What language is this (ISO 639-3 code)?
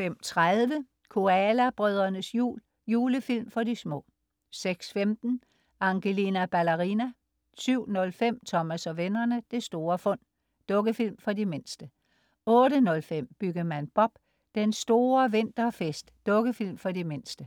dan